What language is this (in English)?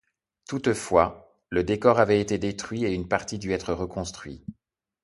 French